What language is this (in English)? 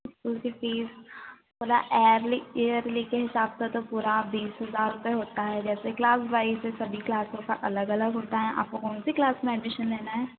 Hindi